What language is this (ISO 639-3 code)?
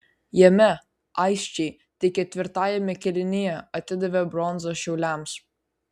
lit